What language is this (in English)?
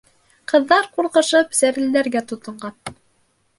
Bashkir